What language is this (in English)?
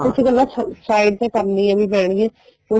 Punjabi